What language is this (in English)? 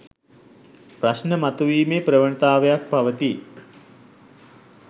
Sinhala